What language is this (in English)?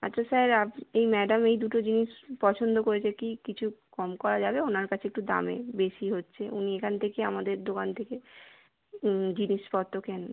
Bangla